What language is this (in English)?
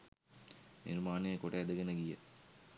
Sinhala